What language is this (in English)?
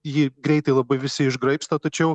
Lithuanian